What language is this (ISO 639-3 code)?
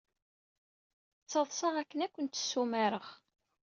kab